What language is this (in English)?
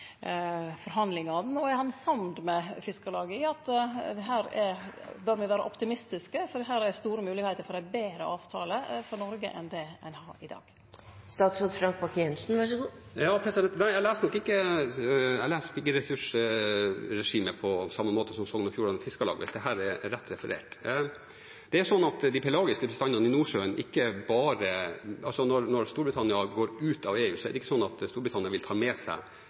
Norwegian